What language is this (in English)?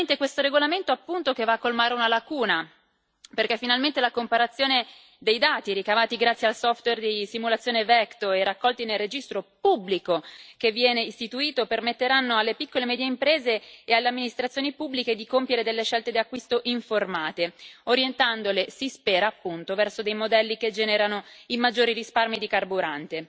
Italian